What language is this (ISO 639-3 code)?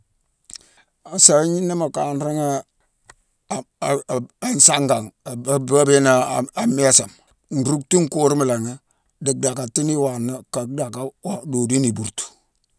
msw